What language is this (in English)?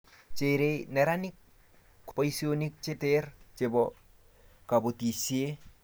Kalenjin